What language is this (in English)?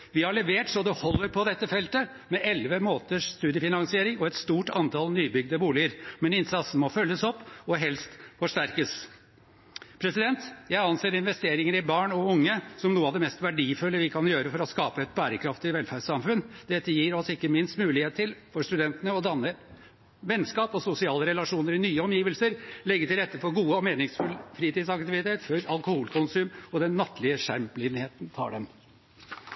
Norwegian Bokmål